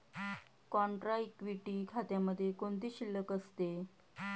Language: Marathi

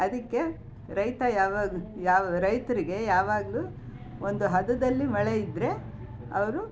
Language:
Kannada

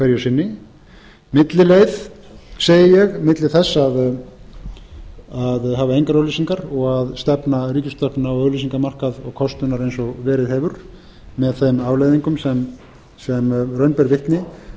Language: Icelandic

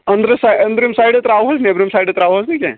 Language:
Kashmiri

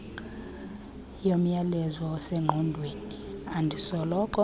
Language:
Xhosa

